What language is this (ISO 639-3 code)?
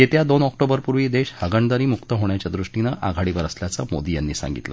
mar